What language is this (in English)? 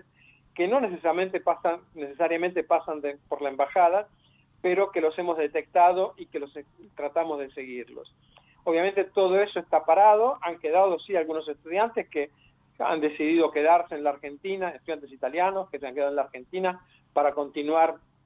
Spanish